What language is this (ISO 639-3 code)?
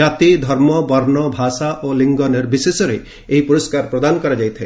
ori